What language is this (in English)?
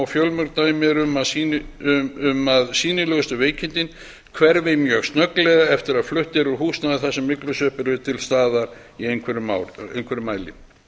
Icelandic